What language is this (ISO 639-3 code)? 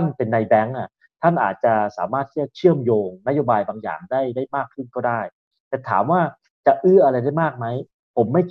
tha